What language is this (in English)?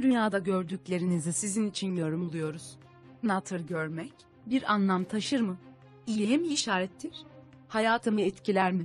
Turkish